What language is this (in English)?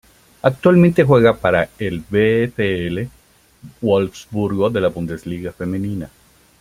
Spanish